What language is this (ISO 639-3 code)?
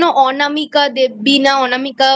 ben